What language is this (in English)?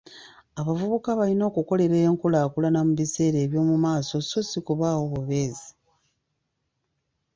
Ganda